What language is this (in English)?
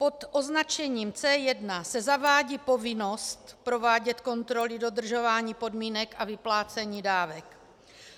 Czech